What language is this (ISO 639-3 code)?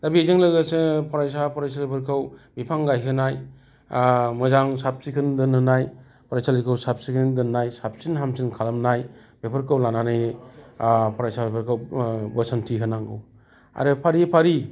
brx